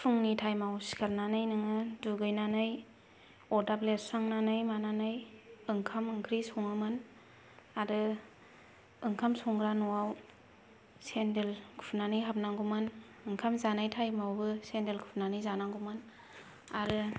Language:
Bodo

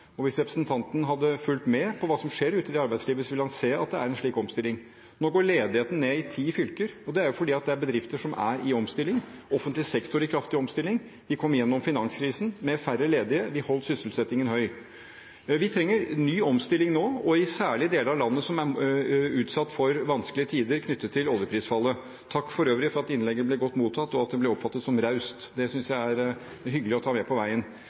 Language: Norwegian Bokmål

